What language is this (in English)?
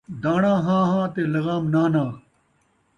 Saraiki